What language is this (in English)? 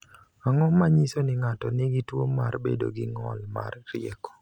Luo (Kenya and Tanzania)